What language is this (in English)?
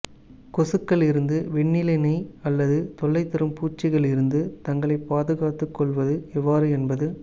Tamil